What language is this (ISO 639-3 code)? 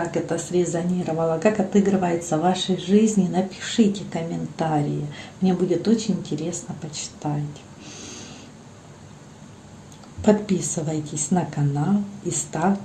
rus